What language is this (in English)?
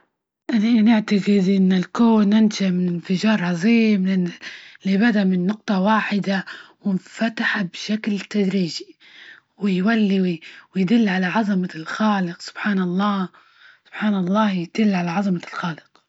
Libyan Arabic